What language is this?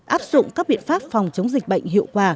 Vietnamese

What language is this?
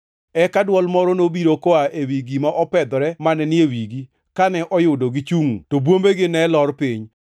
Luo (Kenya and Tanzania)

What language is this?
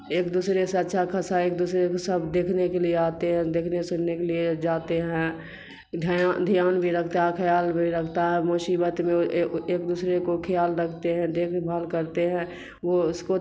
Urdu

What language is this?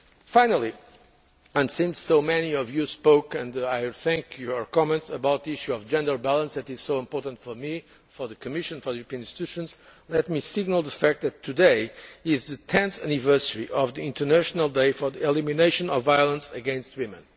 English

